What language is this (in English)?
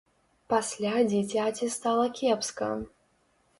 Belarusian